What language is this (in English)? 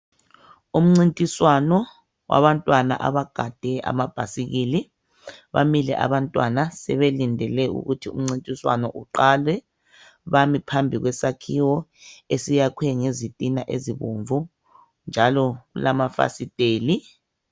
North Ndebele